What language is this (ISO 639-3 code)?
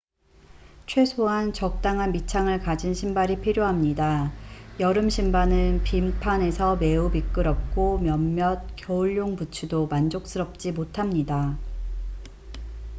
kor